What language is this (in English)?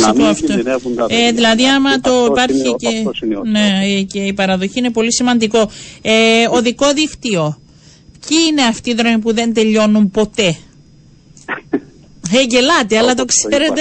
Greek